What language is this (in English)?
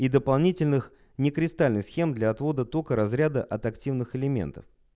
Russian